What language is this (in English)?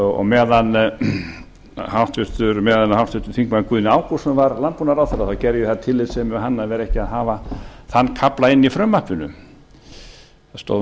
Icelandic